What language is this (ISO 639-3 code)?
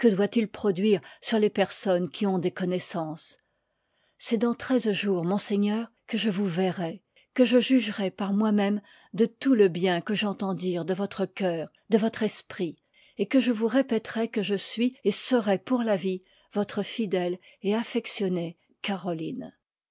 fra